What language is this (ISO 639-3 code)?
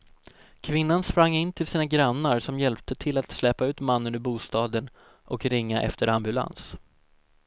swe